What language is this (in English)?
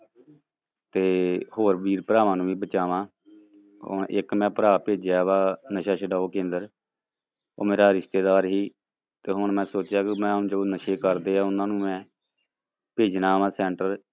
Punjabi